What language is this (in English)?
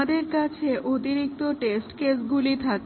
Bangla